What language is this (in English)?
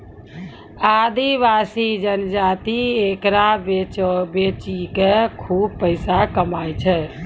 Maithili